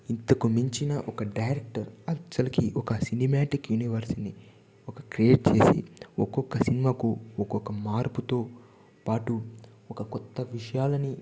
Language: Telugu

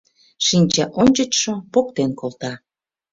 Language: Mari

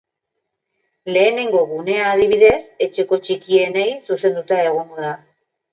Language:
Basque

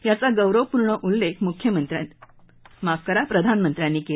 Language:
Marathi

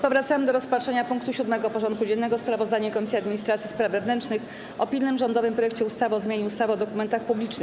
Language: Polish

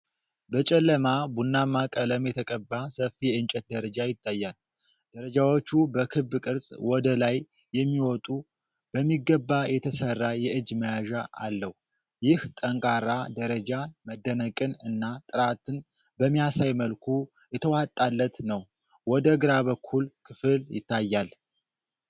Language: Amharic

